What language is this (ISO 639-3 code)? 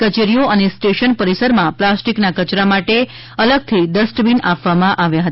guj